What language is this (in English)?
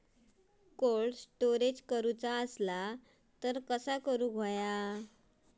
Marathi